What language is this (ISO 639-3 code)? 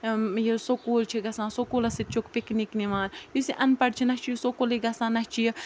kas